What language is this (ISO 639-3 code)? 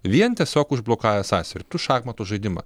lit